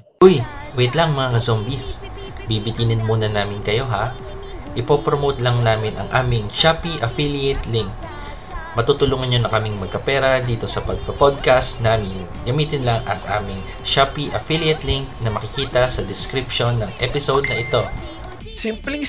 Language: Filipino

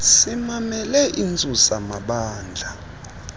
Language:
Xhosa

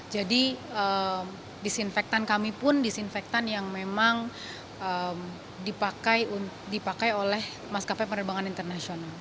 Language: Indonesian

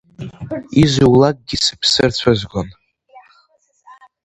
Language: Abkhazian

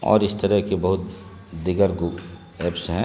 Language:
Urdu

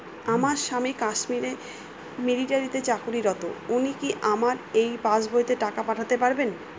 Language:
Bangla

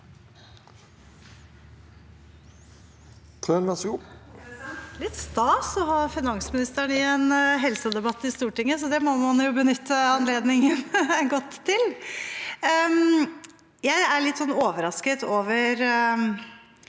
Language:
Norwegian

